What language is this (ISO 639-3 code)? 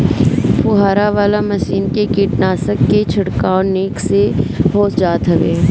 bho